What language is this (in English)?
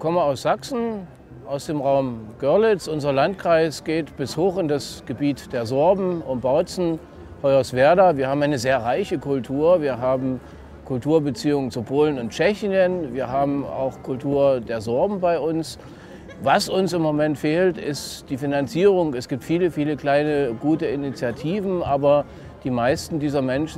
German